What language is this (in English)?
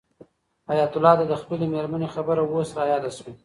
Pashto